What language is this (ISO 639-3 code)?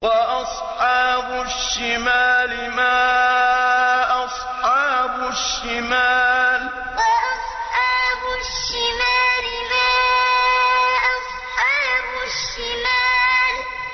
ara